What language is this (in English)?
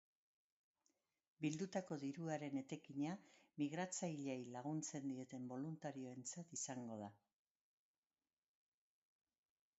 Basque